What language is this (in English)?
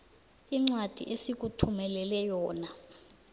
South Ndebele